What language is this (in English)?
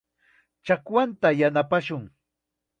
Chiquián Ancash Quechua